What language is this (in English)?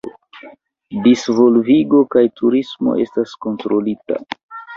Esperanto